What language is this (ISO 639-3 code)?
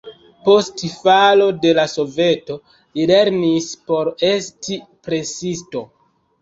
epo